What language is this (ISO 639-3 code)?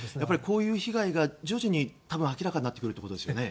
jpn